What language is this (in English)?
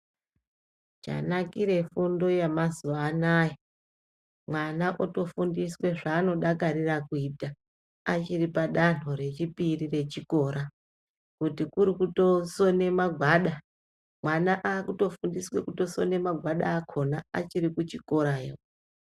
Ndau